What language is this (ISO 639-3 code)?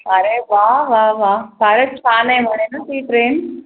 mar